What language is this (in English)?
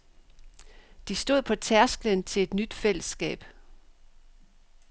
Danish